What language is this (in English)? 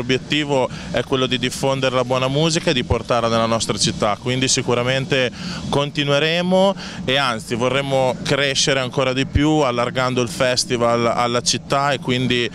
Italian